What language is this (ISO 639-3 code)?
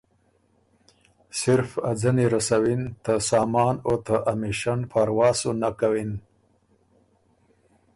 oru